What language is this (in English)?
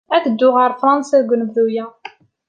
Kabyle